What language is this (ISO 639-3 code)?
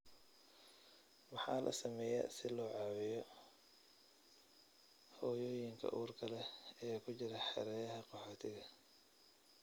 som